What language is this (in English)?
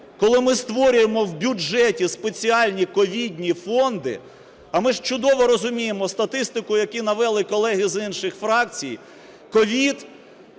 Ukrainian